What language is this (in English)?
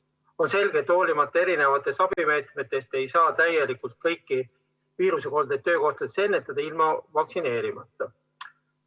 Estonian